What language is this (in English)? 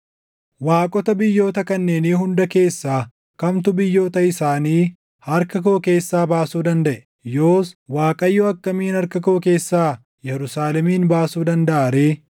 Oromo